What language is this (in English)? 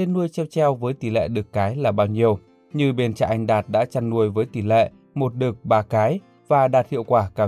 Vietnamese